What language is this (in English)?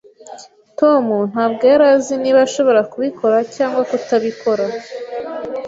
Kinyarwanda